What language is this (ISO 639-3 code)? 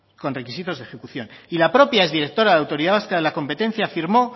spa